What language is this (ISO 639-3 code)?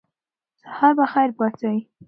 pus